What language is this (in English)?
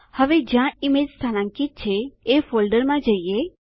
Gujarati